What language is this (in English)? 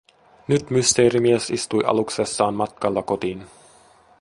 Finnish